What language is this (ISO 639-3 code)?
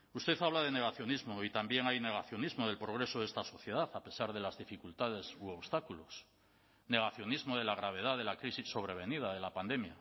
spa